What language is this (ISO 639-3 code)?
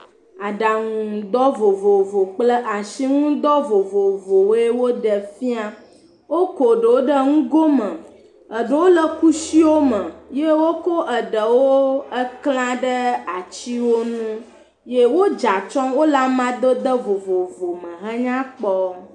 ewe